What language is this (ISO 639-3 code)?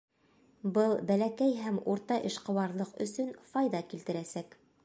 bak